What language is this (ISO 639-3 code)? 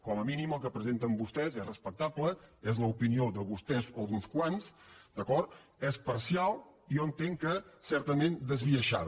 cat